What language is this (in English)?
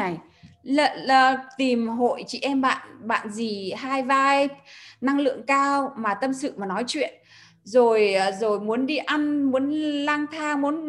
Vietnamese